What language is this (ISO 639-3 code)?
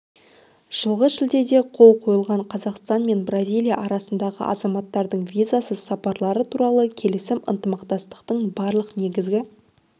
kaz